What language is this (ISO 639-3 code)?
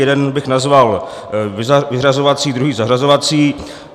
ces